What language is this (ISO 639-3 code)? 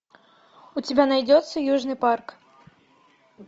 rus